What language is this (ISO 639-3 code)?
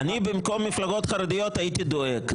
heb